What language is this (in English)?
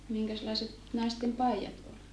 Finnish